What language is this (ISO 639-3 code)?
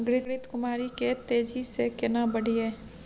mai